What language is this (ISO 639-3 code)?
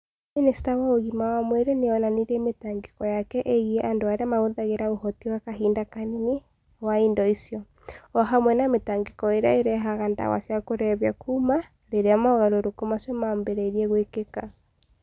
kik